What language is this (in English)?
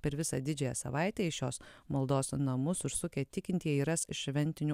Lithuanian